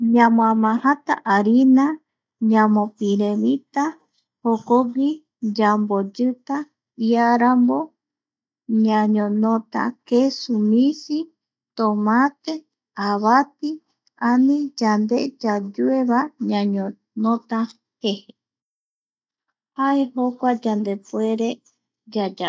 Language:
Eastern Bolivian Guaraní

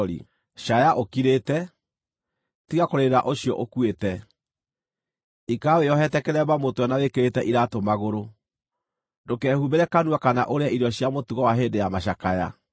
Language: Kikuyu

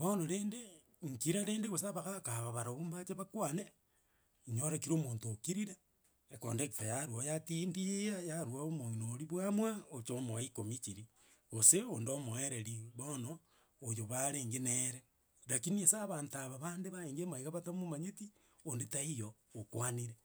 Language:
Gusii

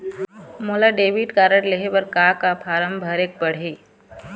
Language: Chhattisgarhi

